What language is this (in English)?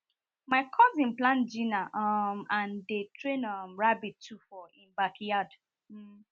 Nigerian Pidgin